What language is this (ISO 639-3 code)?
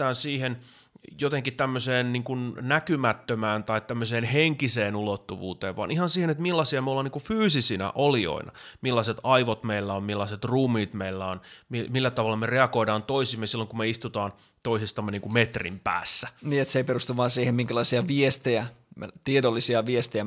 fin